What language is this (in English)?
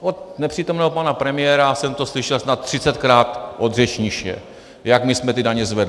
Czech